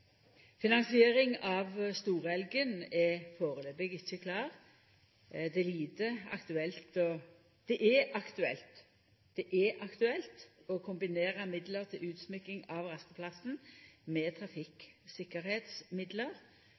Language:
Norwegian Nynorsk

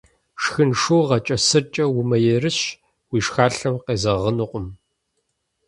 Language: Kabardian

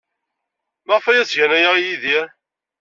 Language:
Kabyle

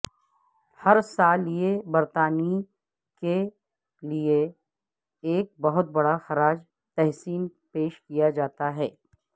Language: Urdu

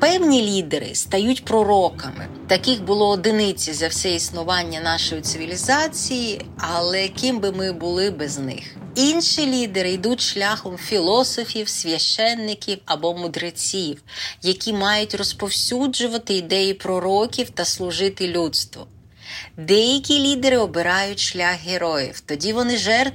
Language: Ukrainian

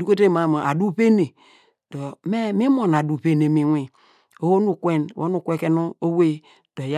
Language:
Degema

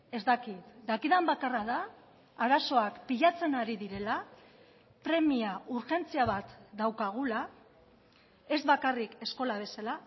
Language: Basque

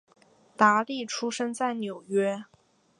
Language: Chinese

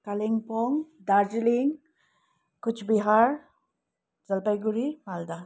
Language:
Nepali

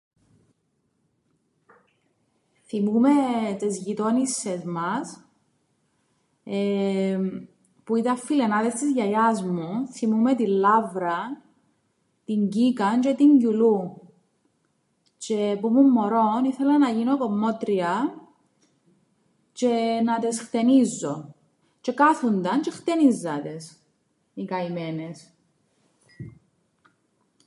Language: Greek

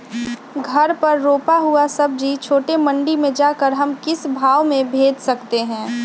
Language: Magahi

